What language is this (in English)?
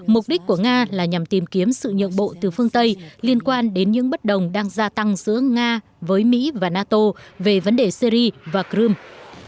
Vietnamese